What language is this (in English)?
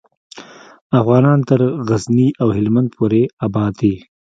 Pashto